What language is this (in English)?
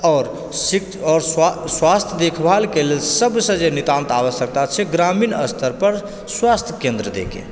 Maithili